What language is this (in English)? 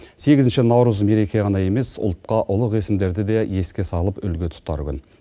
Kazakh